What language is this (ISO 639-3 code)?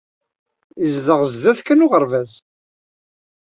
kab